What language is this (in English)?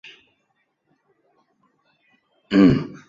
Chinese